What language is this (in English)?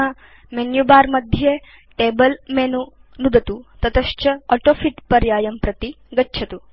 Sanskrit